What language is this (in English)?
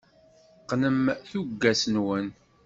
Kabyle